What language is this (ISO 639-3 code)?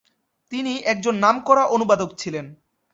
ben